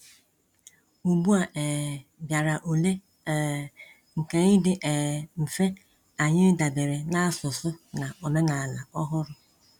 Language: Igbo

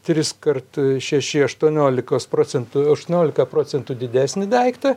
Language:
Lithuanian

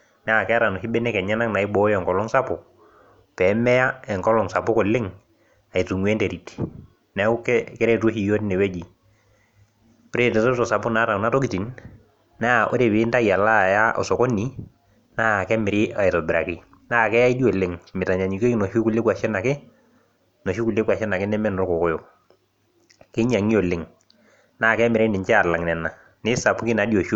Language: Masai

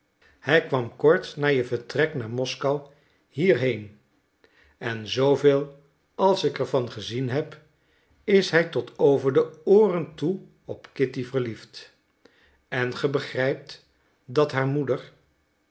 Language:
Dutch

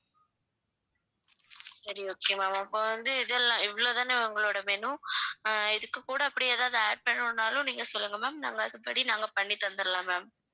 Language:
Tamil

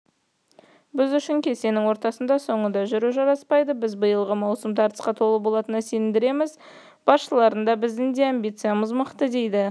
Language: Kazakh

